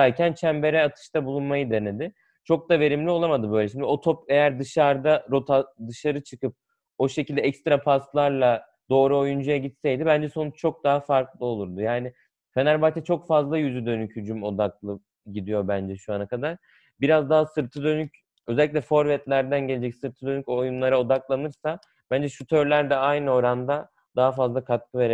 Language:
Turkish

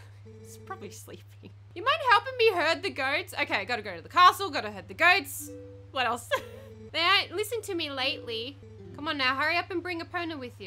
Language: English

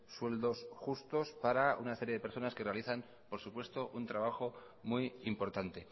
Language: Spanish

